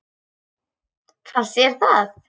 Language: Icelandic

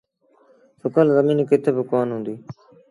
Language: Sindhi Bhil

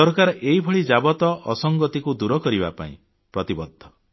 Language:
Odia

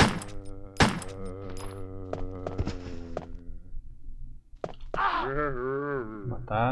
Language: Portuguese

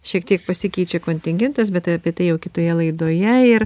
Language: Lithuanian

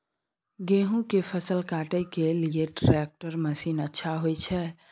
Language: Maithili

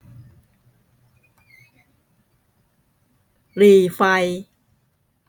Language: Thai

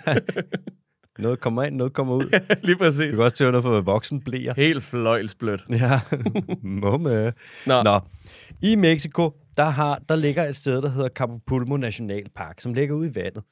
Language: Danish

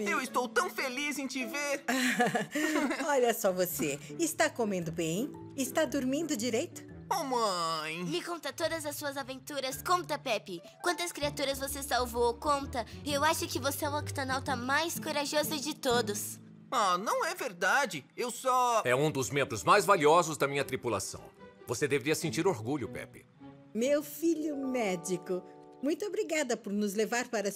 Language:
Portuguese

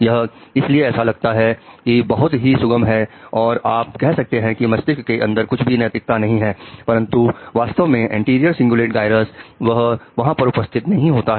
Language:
Hindi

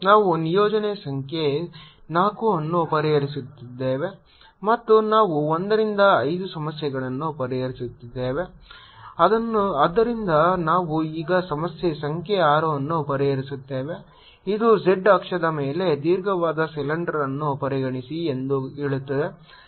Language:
Kannada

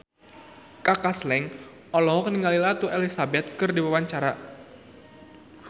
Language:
Sundanese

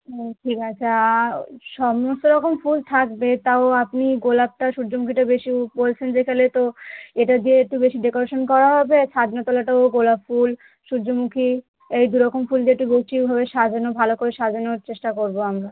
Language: Bangla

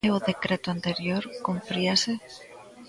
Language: Galician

